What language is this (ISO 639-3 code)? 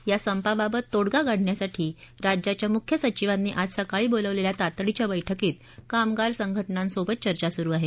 mar